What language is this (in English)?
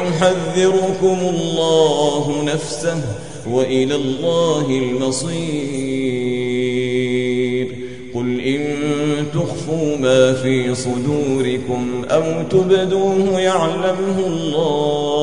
Arabic